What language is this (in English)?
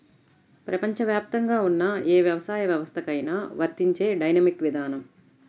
Telugu